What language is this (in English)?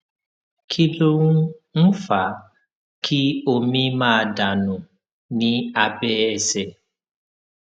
Yoruba